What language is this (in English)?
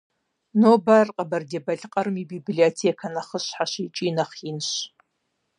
Kabardian